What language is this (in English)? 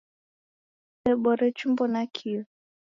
Taita